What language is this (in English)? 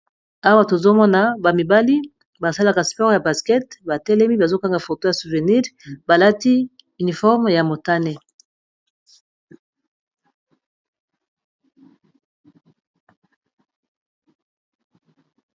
Lingala